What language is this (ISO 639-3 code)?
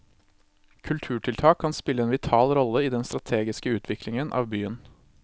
nor